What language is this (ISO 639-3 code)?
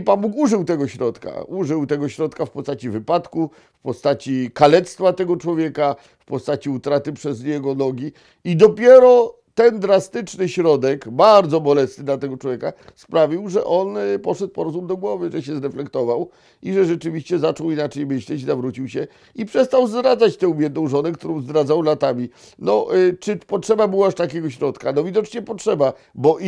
pol